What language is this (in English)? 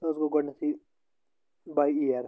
Kashmiri